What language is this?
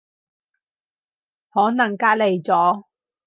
Cantonese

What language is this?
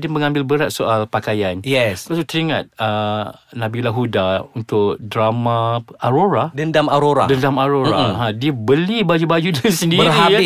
Malay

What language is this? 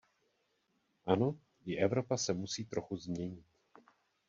Czech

